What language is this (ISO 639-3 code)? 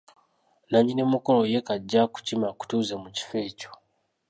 lug